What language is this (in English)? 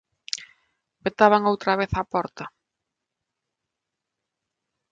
Galician